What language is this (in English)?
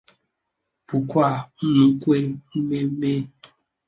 Igbo